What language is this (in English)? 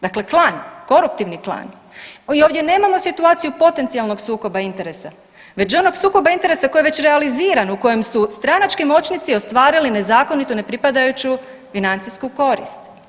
Croatian